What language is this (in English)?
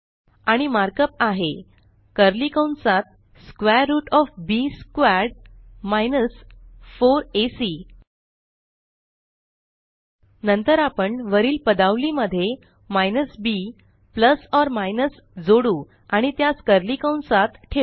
Marathi